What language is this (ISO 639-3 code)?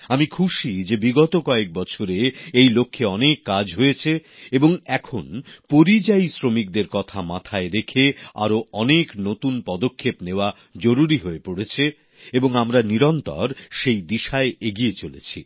ben